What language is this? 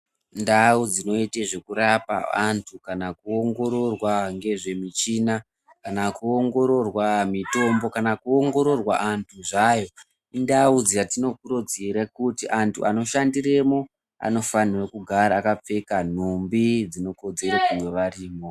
Ndau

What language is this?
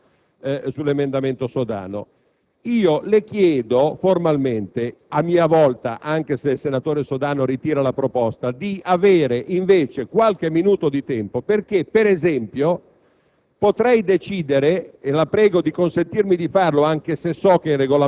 Italian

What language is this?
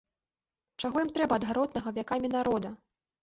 Belarusian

